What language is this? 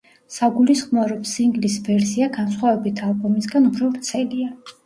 Georgian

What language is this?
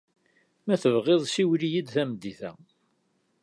Kabyle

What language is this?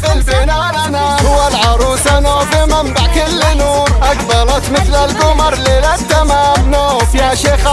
Arabic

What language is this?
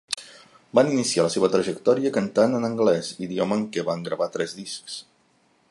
Catalan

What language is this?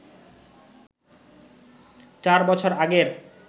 Bangla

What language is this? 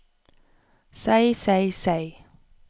Norwegian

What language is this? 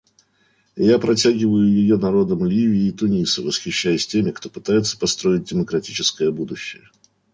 Russian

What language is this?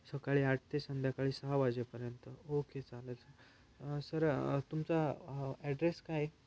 Marathi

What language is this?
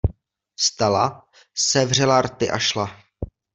Czech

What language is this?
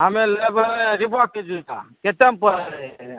Maithili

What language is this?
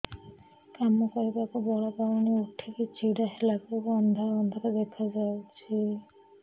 Odia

